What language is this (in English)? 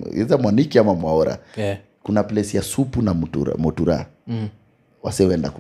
Swahili